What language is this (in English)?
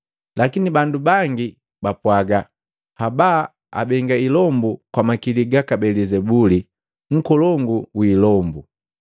Matengo